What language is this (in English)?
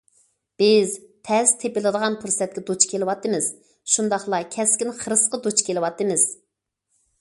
Uyghur